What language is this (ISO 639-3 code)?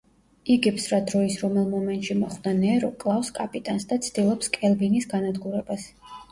kat